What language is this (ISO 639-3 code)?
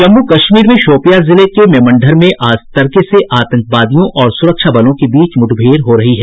hin